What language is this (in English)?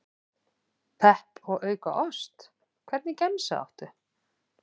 Icelandic